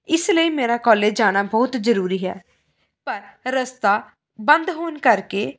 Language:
Punjabi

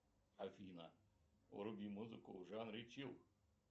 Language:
Russian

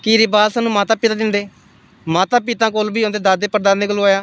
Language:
Dogri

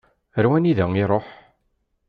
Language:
Kabyle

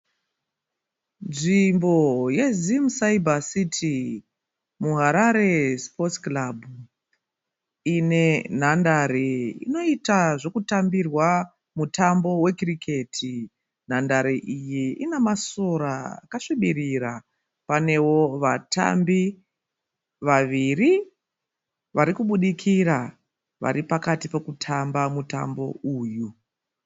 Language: Shona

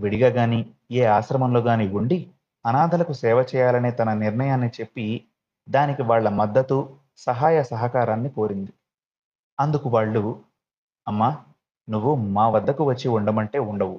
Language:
Telugu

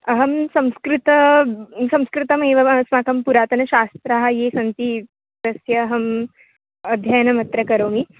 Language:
Sanskrit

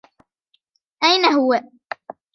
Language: Arabic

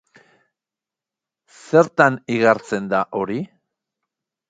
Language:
Basque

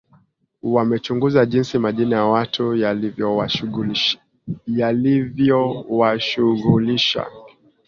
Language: Swahili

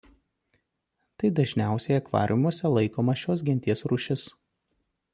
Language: Lithuanian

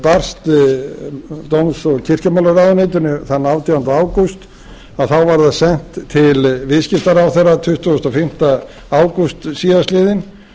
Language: Icelandic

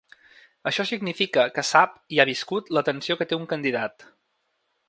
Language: Catalan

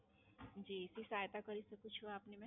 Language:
Gujarati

